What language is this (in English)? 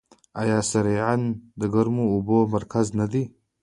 Pashto